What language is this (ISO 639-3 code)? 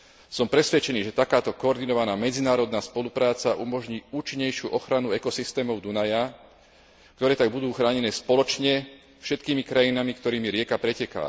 slk